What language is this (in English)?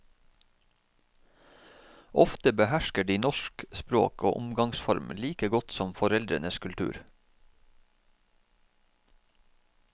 Norwegian